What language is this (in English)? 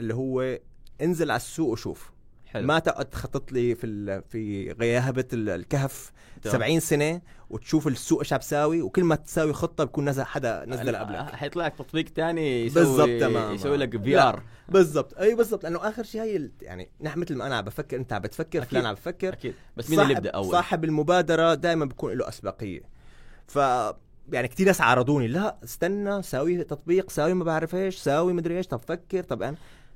Arabic